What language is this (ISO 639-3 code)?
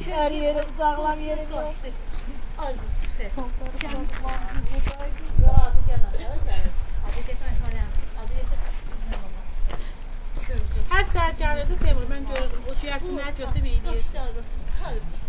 tur